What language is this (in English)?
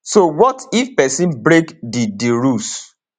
Nigerian Pidgin